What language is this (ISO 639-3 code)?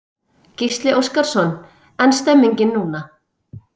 isl